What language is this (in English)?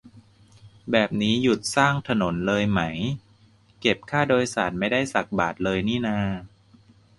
Thai